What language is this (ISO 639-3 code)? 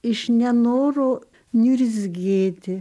lit